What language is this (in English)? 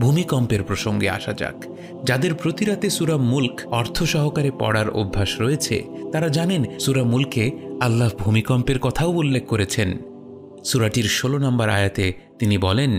Arabic